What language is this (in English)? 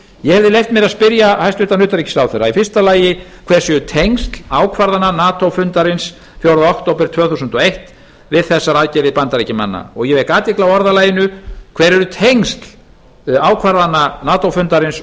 Icelandic